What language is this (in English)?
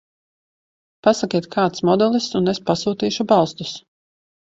Latvian